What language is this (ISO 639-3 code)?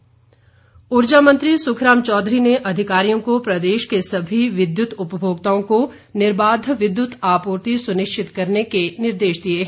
hin